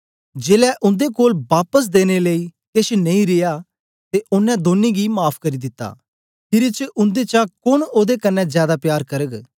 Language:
Dogri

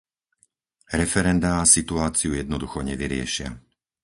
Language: Slovak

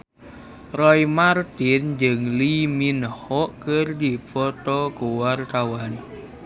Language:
Sundanese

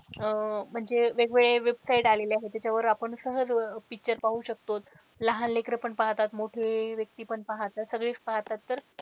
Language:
Marathi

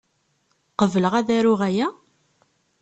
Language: Kabyle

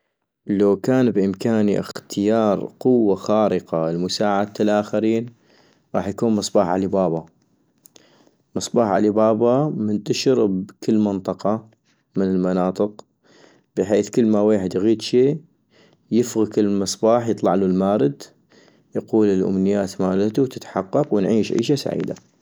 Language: North Mesopotamian Arabic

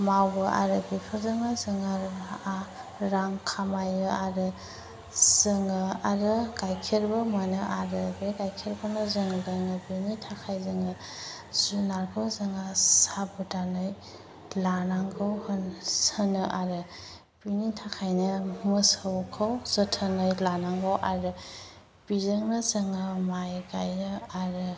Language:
Bodo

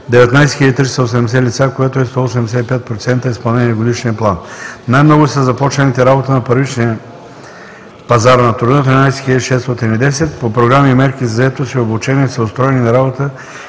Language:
Bulgarian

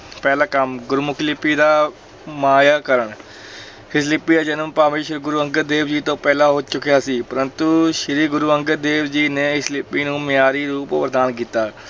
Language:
Punjabi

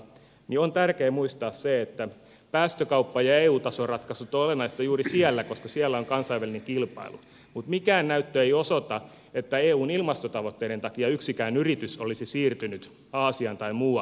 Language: Finnish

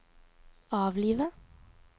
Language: Norwegian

